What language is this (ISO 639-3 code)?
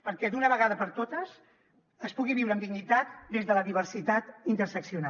cat